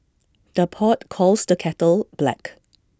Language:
English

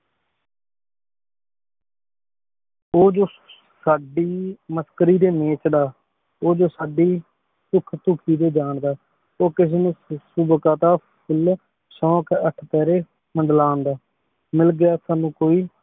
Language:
Punjabi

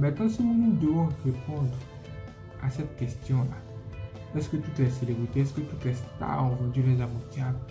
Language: French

